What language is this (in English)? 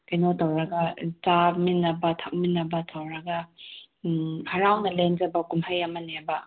Manipuri